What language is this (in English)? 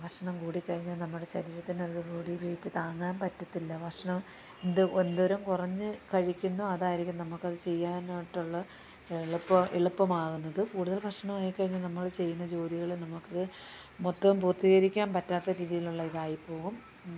Malayalam